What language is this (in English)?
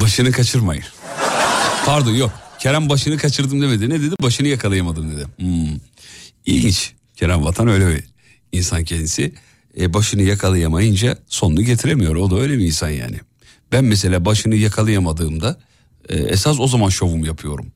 Turkish